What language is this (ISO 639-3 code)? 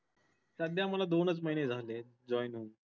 mar